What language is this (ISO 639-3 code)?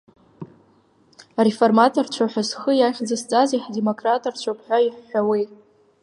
abk